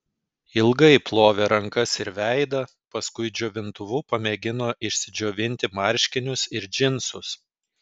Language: Lithuanian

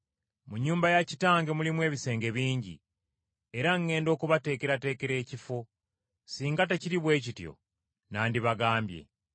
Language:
Ganda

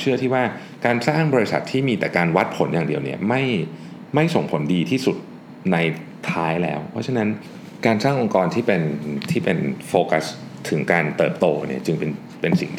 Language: Thai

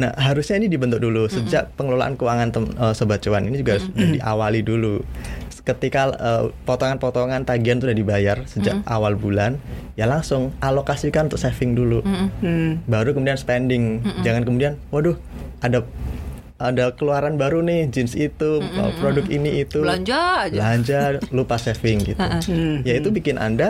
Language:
Indonesian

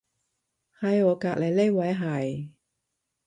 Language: Cantonese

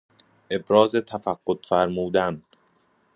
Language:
Persian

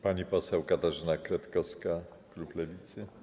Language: Polish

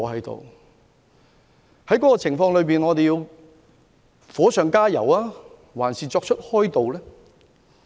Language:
Cantonese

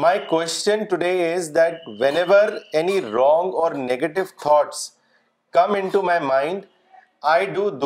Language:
Urdu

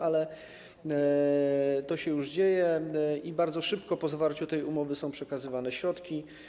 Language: Polish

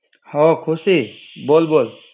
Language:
Gujarati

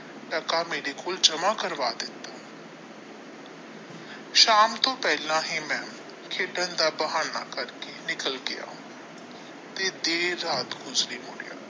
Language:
Punjabi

